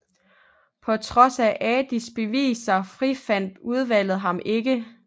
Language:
Danish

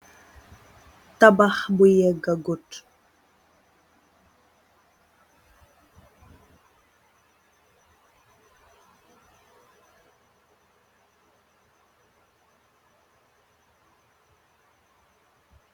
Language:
Wolof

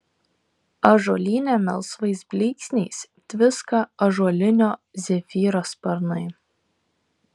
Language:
Lithuanian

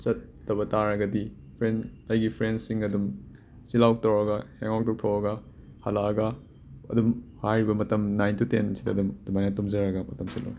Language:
Manipuri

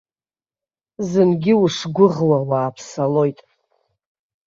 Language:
Abkhazian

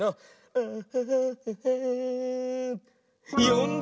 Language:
Japanese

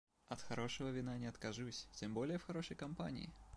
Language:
Russian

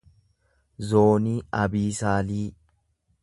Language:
Oromo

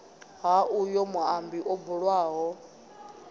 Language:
Venda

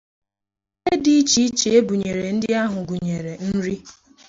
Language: Igbo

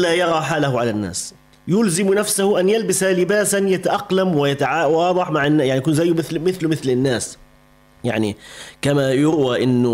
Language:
Arabic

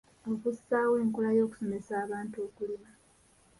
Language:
Ganda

